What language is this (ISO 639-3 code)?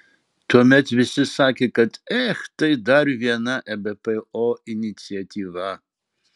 lit